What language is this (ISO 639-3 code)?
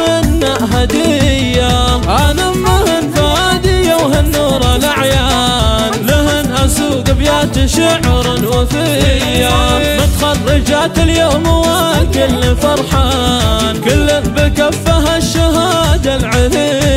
ara